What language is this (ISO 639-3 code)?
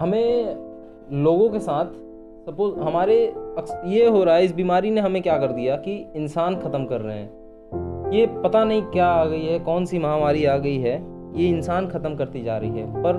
hin